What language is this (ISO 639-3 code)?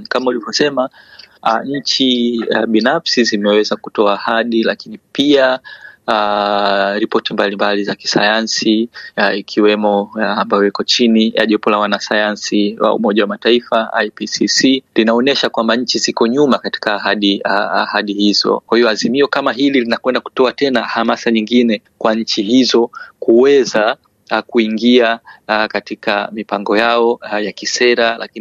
swa